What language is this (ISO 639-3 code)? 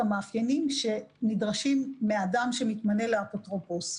heb